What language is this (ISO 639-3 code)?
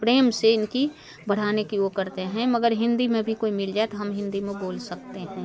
hin